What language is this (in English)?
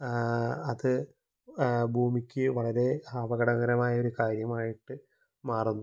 Malayalam